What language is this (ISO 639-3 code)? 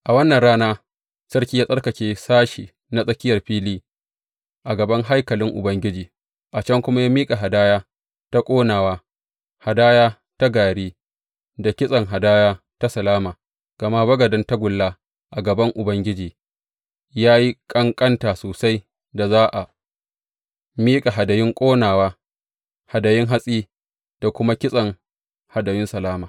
hau